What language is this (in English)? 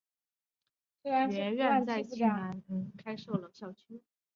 Chinese